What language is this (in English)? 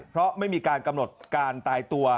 Thai